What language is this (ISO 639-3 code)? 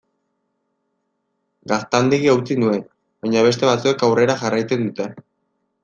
eus